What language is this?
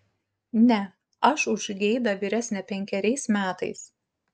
Lithuanian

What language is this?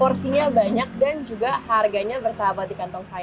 Indonesian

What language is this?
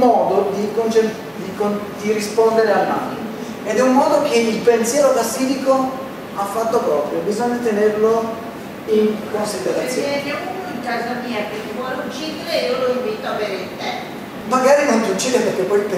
Italian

